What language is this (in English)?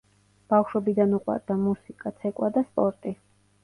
Georgian